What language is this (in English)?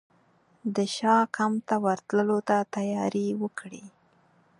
Pashto